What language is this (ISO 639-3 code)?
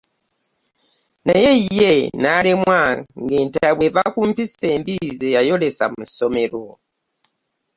lug